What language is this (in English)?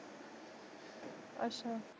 Punjabi